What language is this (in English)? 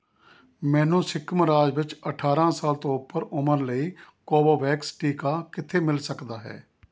Punjabi